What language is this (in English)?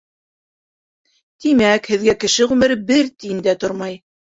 Bashkir